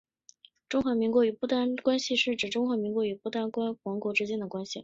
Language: Chinese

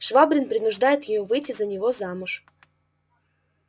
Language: Russian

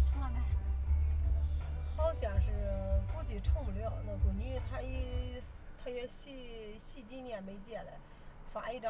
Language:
Chinese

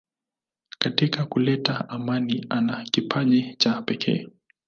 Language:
Swahili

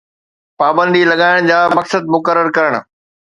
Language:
Sindhi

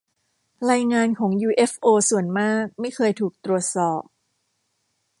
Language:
Thai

